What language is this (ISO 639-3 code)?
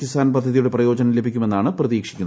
mal